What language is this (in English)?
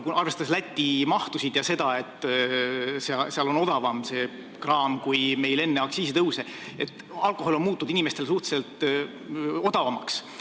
Estonian